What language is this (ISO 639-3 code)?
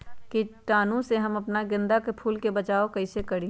mag